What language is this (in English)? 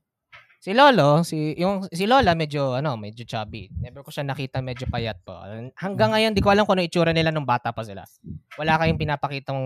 Filipino